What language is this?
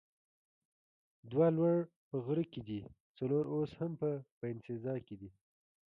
Pashto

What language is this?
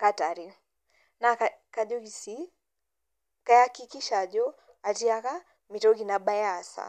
Masai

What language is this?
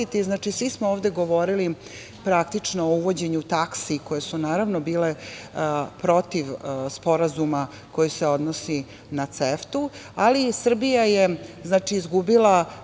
Serbian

